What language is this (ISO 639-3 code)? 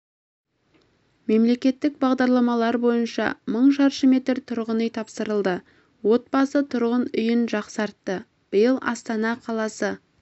kaz